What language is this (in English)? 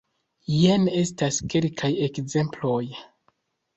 Esperanto